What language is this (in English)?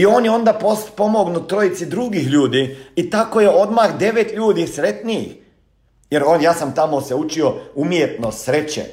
Croatian